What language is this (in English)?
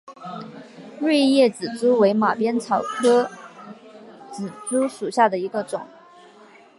Chinese